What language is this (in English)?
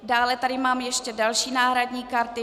Czech